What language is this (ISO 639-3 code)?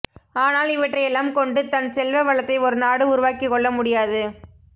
tam